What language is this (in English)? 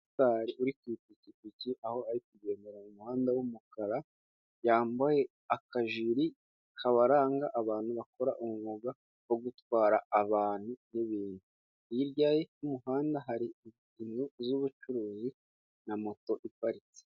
Kinyarwanda